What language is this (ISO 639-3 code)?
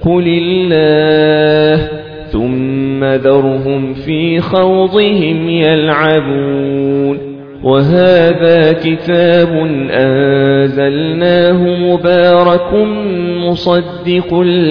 ara